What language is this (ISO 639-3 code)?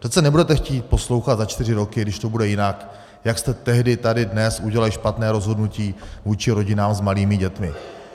ces